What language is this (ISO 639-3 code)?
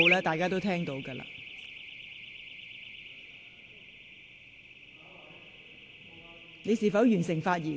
yue